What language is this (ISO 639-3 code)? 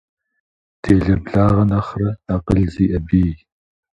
kbd